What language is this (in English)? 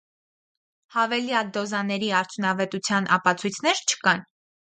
Armenian